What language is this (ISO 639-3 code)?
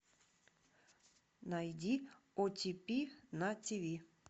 rus